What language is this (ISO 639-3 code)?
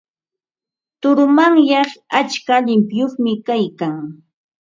qva